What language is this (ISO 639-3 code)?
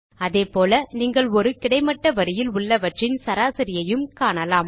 tam